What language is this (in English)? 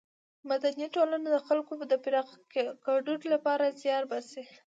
Pashto